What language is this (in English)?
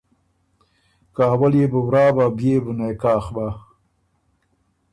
Ormuri